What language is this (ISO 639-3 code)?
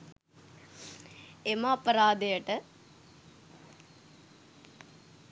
sin